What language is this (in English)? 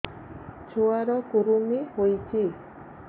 Odia